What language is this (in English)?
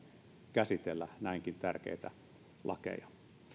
Finnish